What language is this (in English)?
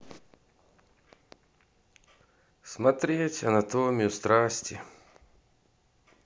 Russian